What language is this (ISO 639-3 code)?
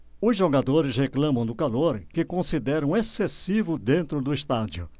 por